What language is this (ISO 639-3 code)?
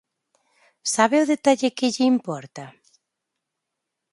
glg